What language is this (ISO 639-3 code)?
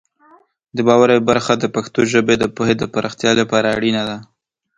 pus